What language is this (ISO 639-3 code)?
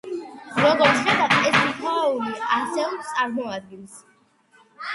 kat